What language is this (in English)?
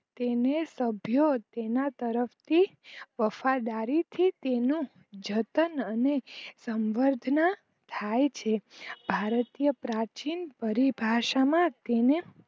Gujarati